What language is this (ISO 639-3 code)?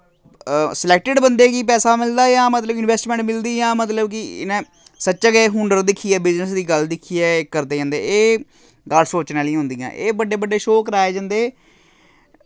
doi